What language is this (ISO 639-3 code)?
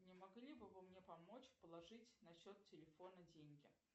rus